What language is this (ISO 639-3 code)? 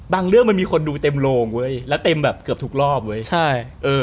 tha